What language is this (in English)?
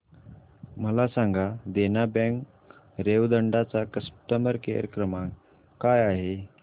Marathi